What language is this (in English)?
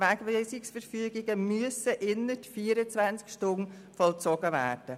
Swiss German